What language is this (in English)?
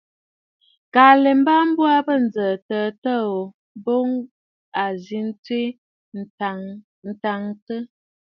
Bafut